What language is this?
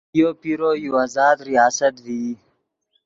Yidgha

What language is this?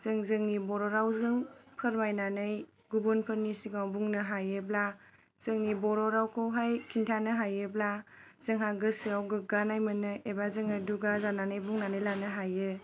Bodo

